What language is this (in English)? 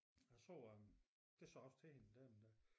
Danish